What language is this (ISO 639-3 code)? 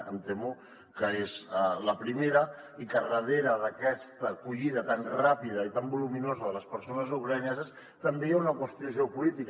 cat